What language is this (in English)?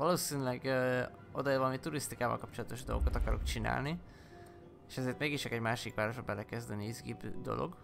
Hungarian